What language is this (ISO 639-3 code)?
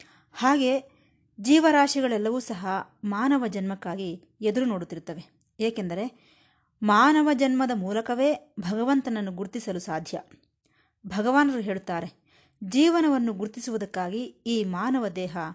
kan